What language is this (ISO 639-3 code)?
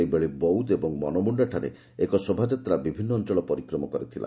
ori